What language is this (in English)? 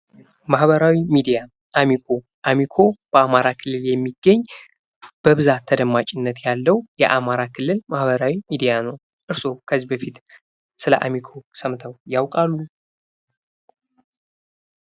Amharic